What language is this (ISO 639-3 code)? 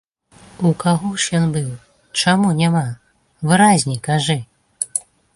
bel